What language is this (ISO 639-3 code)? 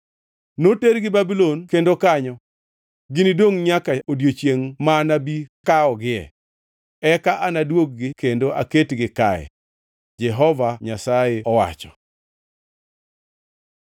luo